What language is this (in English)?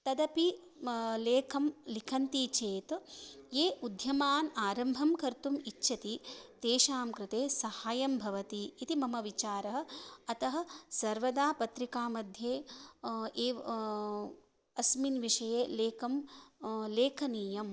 Sanskrit